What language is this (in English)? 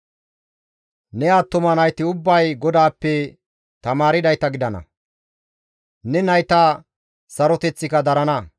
Gamo